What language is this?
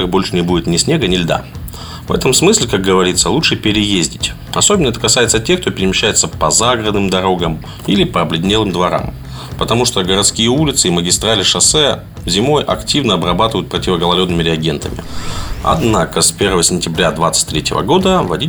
Russian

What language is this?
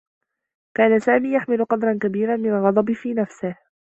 Arabic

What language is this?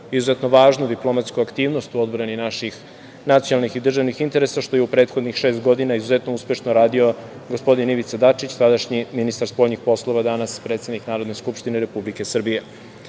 Serbian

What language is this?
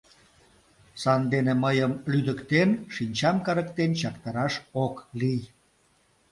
Mari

